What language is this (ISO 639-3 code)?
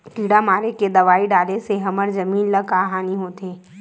hne